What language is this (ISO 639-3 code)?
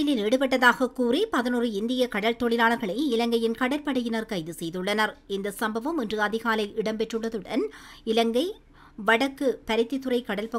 tam